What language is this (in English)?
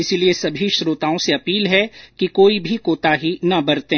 Hindi